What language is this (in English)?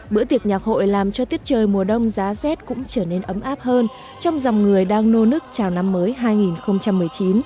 Vietnamese